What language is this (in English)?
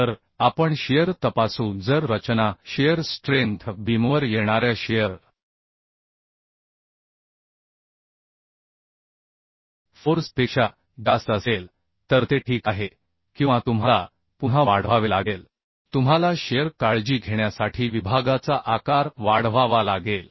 Marathi